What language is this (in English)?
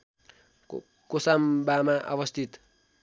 Nepali